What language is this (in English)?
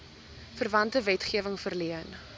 Afrikaans